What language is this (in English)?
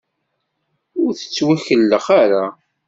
Kabyle